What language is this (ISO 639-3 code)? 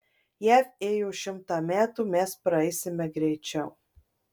lit